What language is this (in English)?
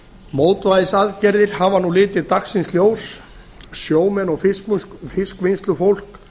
Icelandic